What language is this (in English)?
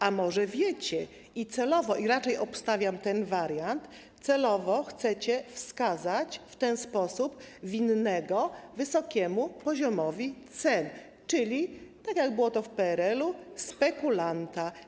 Polish